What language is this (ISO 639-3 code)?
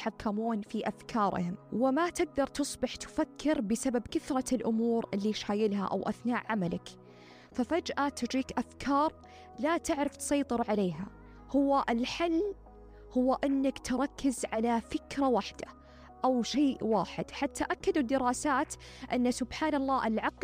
ara